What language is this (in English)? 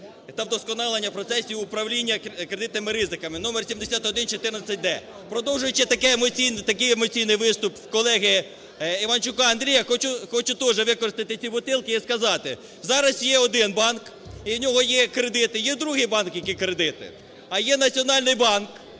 Ukrainian